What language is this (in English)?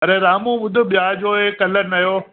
Sindhi